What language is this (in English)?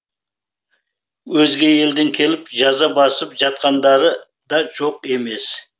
Kazakh